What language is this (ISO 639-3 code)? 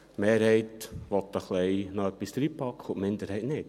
gsw